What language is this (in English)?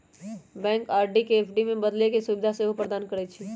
Magahi